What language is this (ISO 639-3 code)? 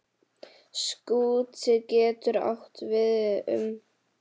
isl